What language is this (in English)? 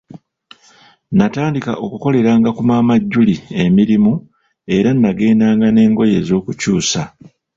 Ganda